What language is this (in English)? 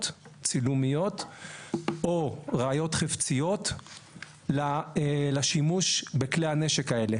Hebrew